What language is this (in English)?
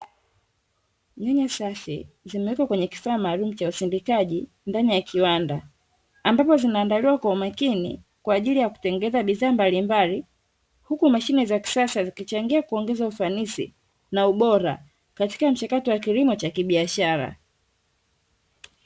Swahili